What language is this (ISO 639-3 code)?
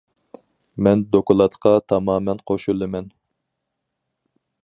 uig